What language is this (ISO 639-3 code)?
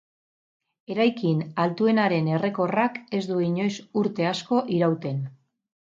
eus